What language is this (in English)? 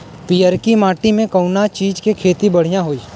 Bhojpuri